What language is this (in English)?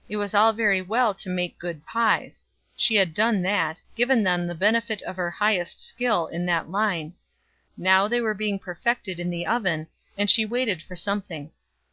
English